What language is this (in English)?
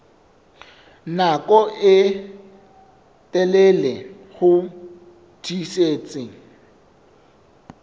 Southern Sotho